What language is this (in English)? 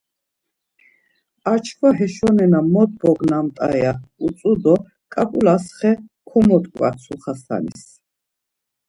Laz